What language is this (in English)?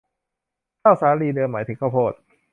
Thai